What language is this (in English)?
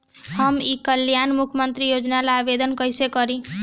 Bhojpuri